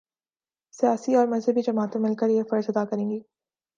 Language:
Urdu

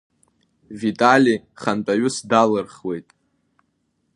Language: Abkhazian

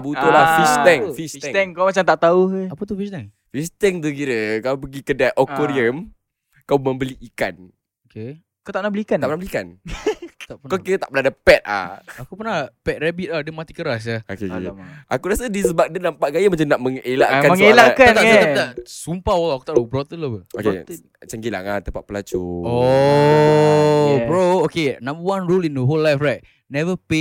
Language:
Malay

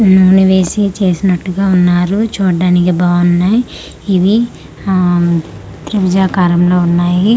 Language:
Telugu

